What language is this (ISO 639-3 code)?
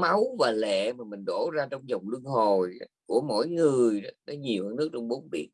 vie